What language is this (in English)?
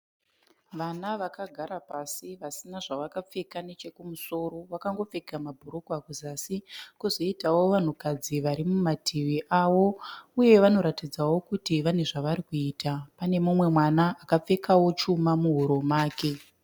Shona